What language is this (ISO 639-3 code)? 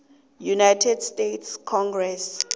nbl